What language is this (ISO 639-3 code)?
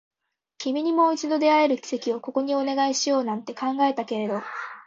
jpn